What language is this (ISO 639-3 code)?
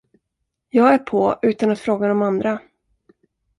swe